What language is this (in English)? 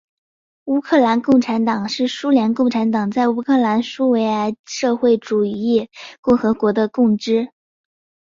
Chinese